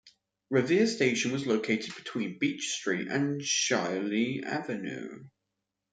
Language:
English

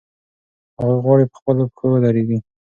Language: Pashto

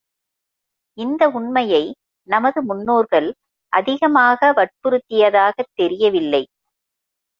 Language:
Tamil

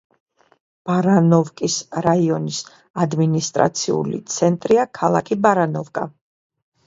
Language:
Georgian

